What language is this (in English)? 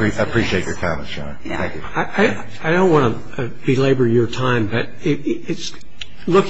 English